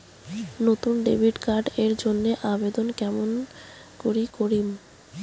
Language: Bangla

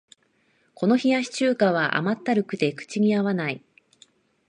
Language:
Japanese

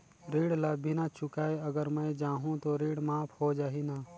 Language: Chhattisgarhi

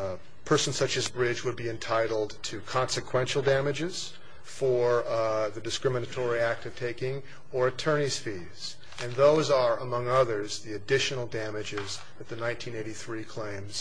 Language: English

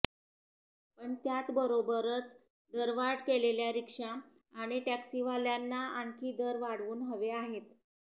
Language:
Marathi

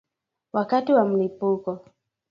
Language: Swahili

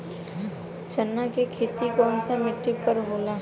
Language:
Bhojpuri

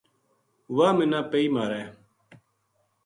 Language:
Gujari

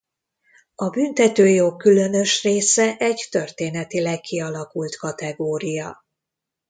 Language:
Hungarian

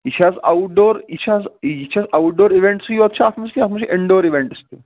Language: Kashmiri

